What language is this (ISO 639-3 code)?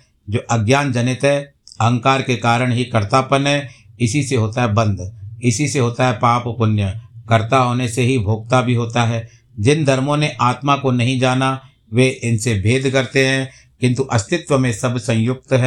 hin